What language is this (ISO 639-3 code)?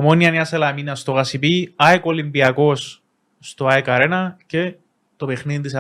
ell